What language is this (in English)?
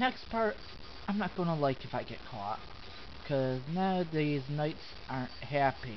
English